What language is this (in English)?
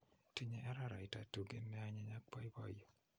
Kalenjin